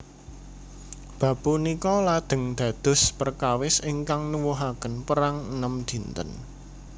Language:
Javanese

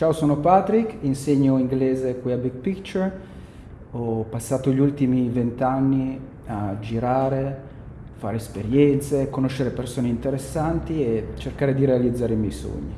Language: Italian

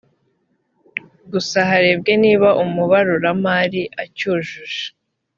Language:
Kinyarwanda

